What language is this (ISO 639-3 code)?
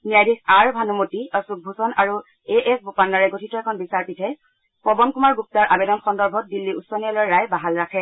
asm